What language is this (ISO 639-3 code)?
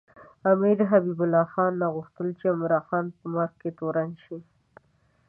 pus